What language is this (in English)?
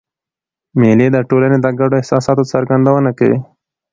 Pashto